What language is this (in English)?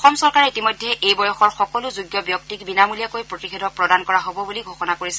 Assamese